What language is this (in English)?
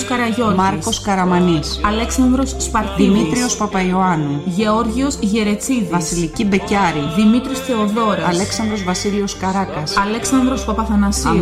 Greek